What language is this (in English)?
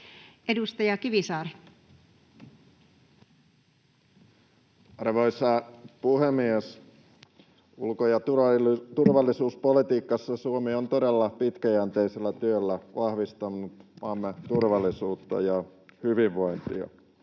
Finnish